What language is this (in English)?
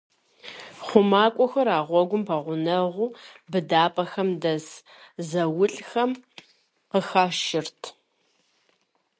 Kabardian